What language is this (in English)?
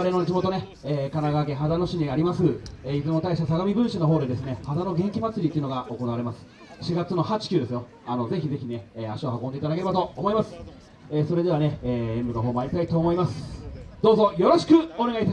Japanese